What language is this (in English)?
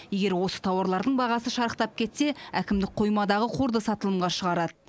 Kazakh